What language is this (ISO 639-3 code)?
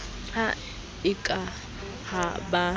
sot